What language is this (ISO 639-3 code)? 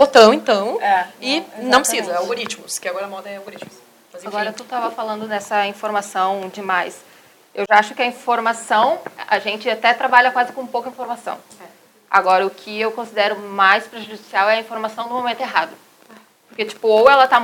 por